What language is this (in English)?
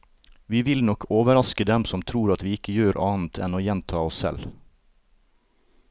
Norwegian